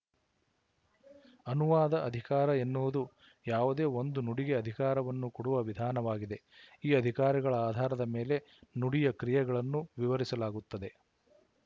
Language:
Kannada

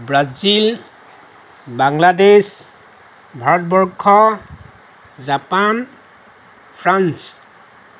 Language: Assamese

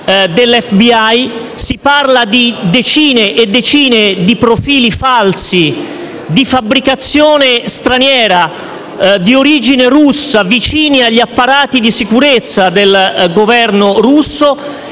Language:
Italian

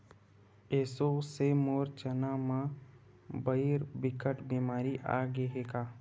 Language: Chhattisgarhi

